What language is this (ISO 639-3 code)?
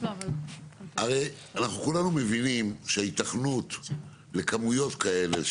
heb